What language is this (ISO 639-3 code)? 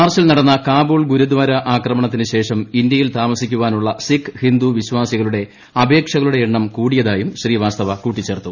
mal